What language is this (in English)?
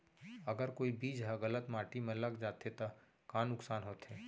Chhattisgarhi